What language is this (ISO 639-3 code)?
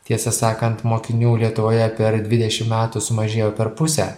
lit